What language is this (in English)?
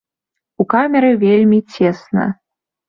Belarusian